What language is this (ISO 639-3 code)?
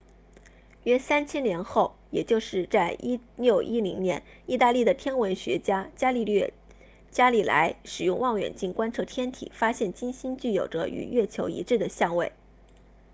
zho